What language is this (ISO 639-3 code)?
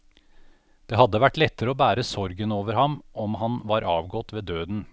nor